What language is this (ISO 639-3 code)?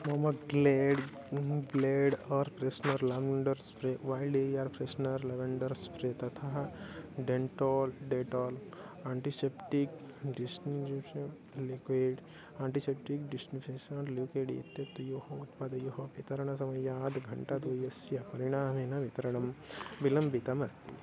san